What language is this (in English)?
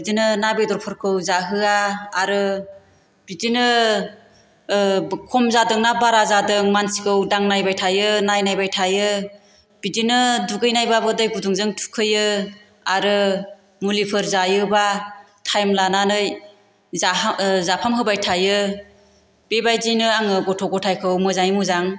Bodo